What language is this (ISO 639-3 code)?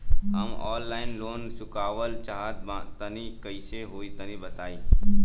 bho